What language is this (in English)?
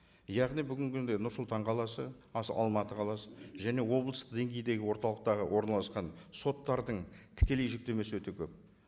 Kazakh